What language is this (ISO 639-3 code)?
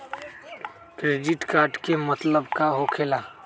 mag